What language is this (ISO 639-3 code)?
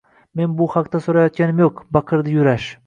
uzb